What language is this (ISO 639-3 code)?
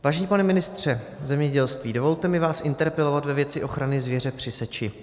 ces